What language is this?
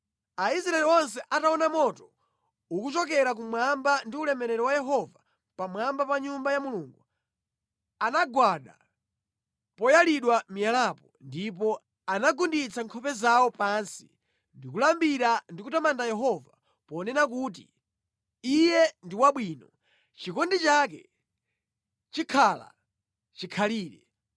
Nyanja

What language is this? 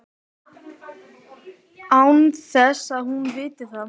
Icelandic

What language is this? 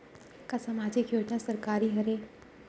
Chhattisgarhi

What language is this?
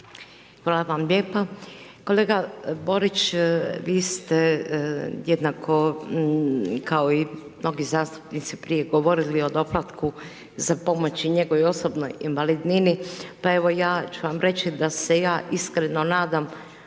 Croatian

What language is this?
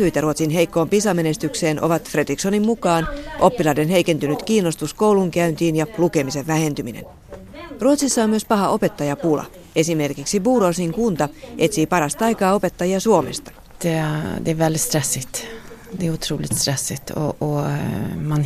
Finnish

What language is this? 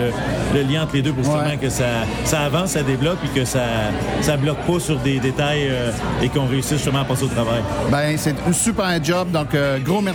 French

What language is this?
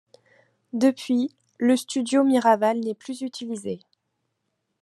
French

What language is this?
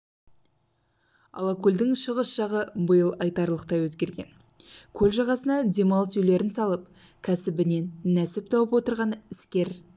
Kazakh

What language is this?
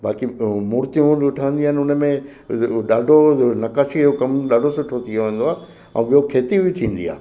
Sindhi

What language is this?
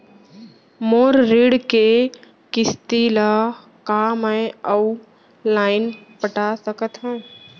Chhattisgarhi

